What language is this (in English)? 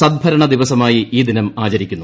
Malayalam